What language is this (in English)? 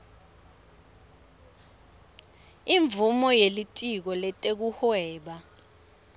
Swati